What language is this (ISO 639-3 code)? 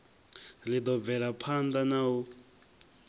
ven